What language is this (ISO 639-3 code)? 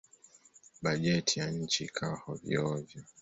swa